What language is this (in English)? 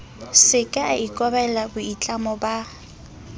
Southern Sotho